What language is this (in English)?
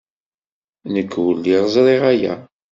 Kabyle